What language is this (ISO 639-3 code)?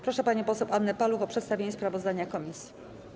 pol